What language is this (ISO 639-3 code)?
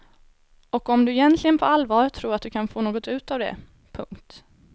swe